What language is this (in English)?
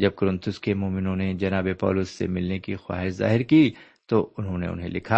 Urdu